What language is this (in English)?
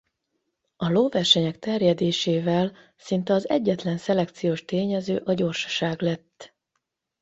Hungarian